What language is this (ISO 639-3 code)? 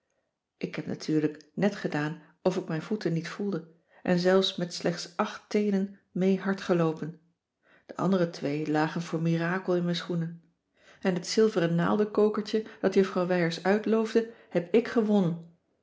nld